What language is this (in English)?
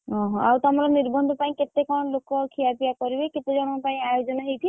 Odia